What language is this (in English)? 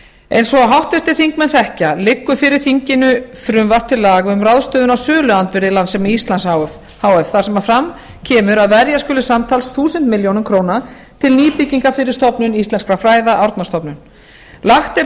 Icelandic